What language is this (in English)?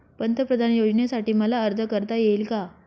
Marathi